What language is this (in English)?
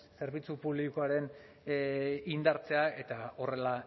Basque